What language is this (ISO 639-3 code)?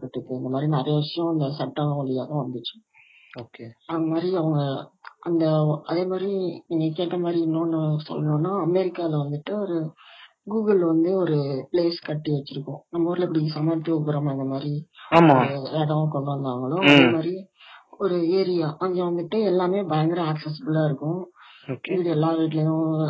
tam